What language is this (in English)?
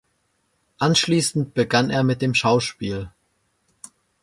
German